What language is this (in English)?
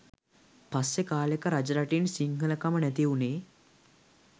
Sinhala